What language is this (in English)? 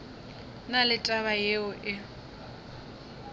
Northern Sotho